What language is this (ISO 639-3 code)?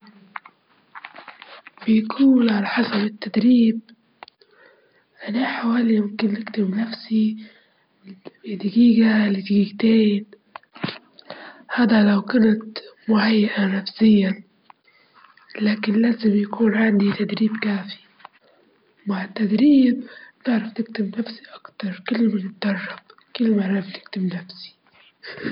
ayl